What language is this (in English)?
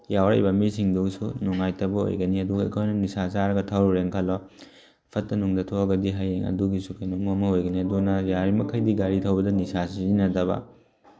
Manipuri